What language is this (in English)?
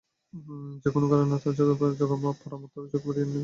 Bangla